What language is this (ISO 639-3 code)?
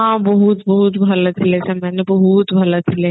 ori